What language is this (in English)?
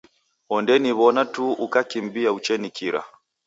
Taita